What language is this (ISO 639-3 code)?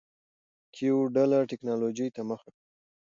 pus